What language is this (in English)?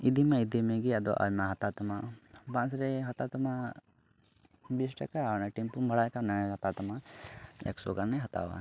Santali